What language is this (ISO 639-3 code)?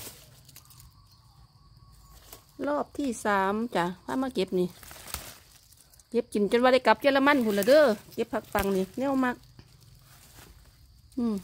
tha